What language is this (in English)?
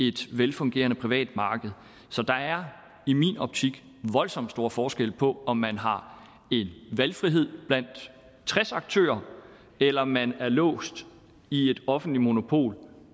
Danish